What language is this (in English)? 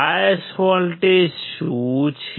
Gujarati